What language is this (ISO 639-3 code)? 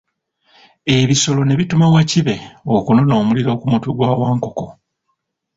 lug